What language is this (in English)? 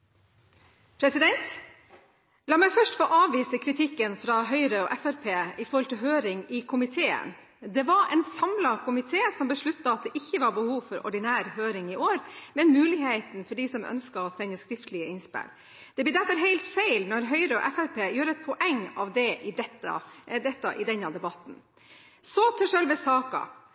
Norwegian